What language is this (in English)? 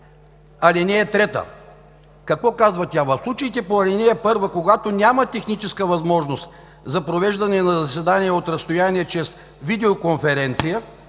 Bulgarian